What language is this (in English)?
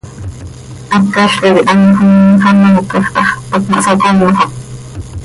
Seri